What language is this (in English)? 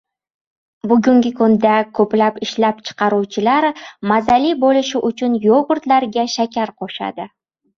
Uzbek